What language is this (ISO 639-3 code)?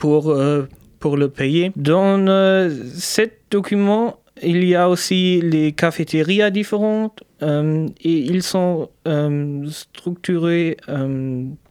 fra